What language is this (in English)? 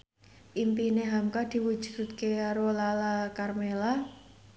Javanese